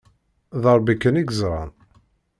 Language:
Kabyle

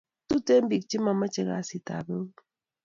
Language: Kalenjin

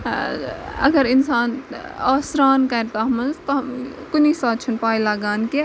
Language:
Kashmiri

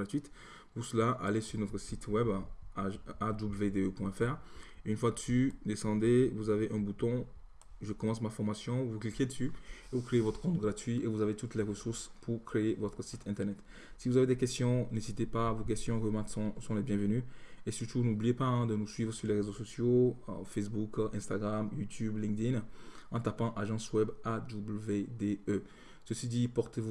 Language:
French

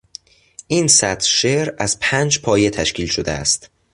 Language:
Persian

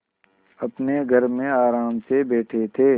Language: Hindi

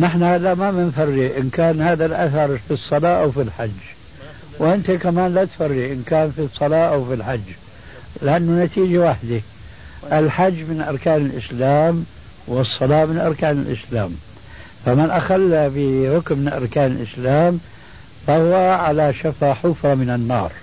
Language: Arabic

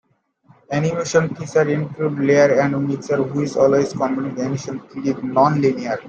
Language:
English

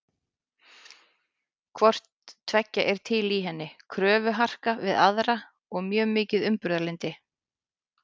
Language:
Icelandic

